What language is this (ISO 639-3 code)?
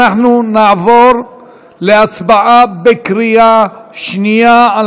heb